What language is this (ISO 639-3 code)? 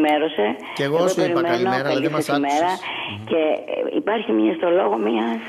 ell